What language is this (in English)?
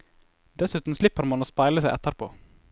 Norwegian